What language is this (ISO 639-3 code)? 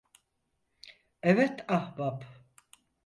tur